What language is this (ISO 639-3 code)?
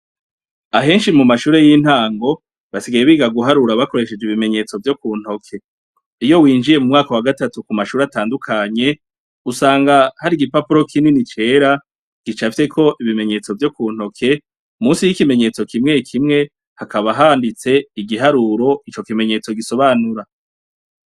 run